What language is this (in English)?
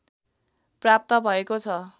Nepali